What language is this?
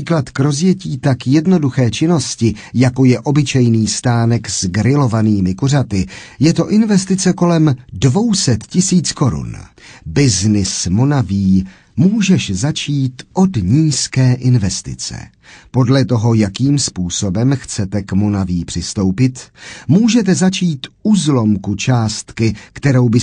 Czech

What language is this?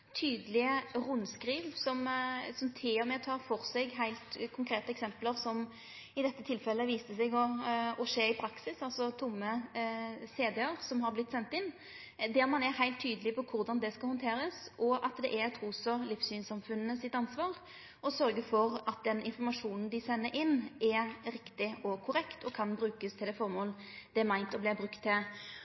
Norwegian Nynorsk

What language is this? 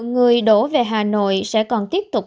Vietnamese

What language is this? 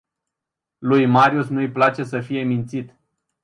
Romanian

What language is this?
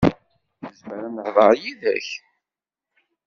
Kabyle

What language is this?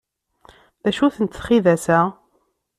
Kabyle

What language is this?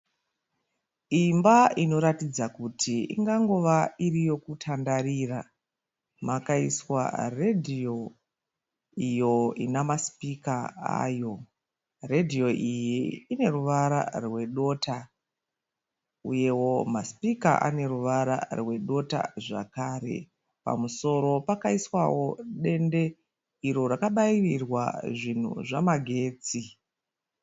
Shona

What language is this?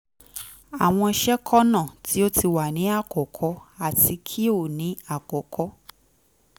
Yoruba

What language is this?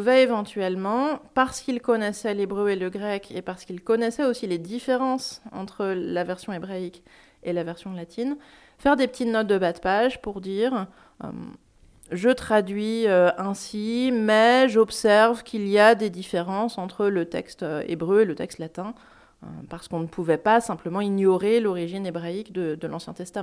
French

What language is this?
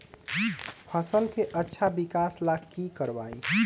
Magahi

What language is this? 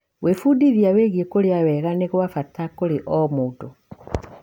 Kikuyu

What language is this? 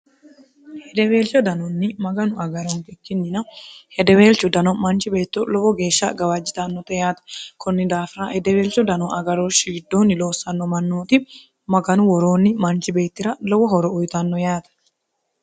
Sidamo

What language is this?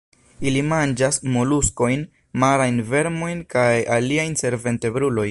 Esperanto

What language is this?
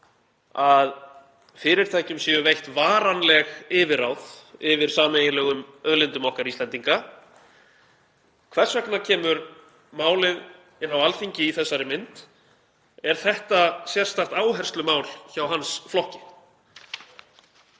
Icelandic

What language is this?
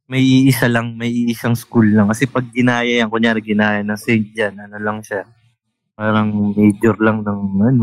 Filipino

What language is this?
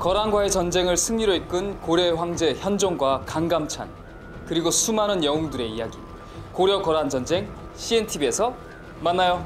Korean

